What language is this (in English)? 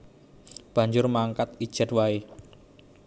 Javanese